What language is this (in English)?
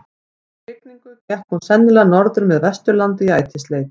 Icelandic